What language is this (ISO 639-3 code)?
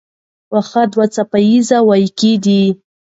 pus